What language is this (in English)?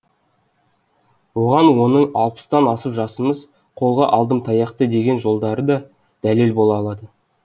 Kazakh